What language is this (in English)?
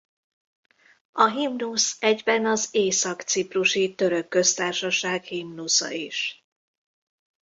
Hungarian